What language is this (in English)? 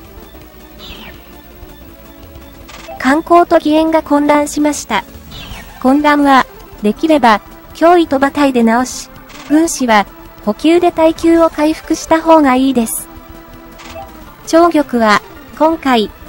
Japanese